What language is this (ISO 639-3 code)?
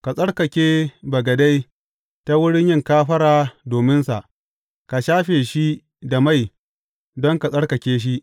hau